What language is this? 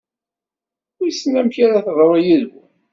Kabyle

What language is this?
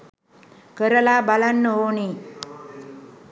Sinhala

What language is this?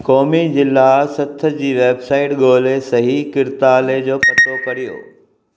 Sindhi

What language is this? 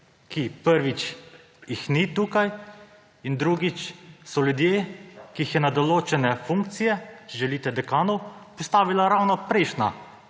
Slovenian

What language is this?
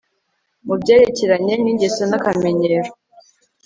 Kinyarwanda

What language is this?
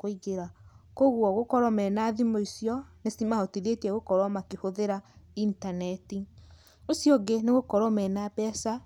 Kikuyu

